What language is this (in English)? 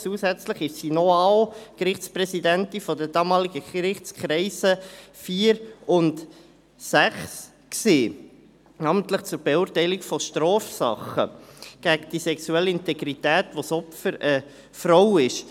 Swiss German